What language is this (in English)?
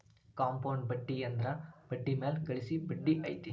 Kannada